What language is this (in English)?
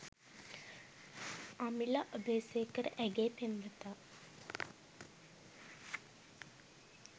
Sinhala